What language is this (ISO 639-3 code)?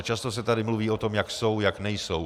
ces